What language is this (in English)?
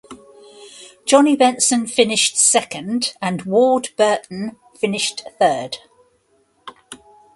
English